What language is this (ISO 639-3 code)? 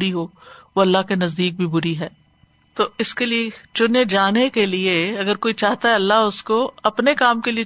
urd